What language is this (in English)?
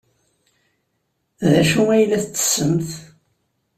Kabyle